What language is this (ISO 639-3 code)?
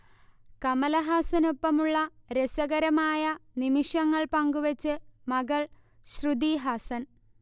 mal